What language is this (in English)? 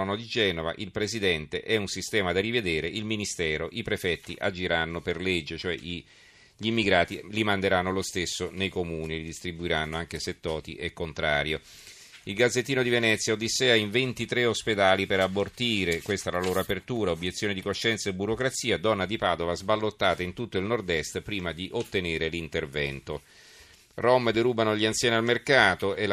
Italian